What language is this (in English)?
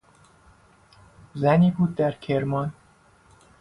Persian